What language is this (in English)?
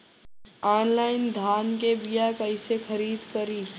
Bhojpuri